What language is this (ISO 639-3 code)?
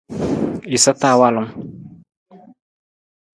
nmz